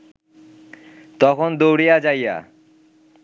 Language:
Bangla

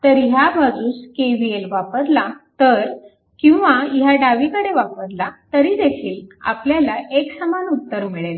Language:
Marathi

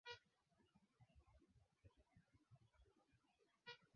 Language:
Swahili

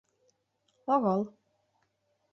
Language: Mari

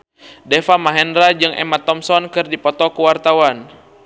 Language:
Sundanese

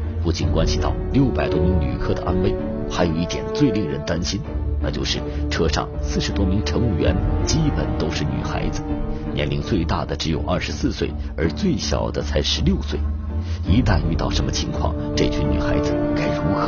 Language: Chinese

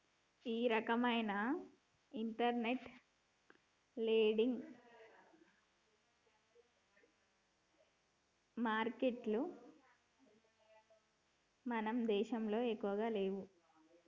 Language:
Telugu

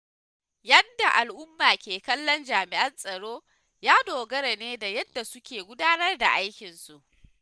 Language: Hausa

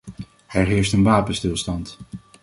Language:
Dutch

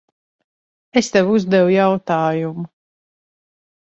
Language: Latvian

